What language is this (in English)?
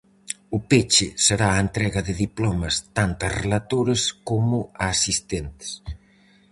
Galician